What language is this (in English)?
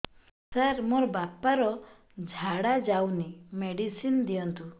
Odia